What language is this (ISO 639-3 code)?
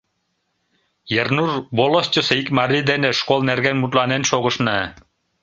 chm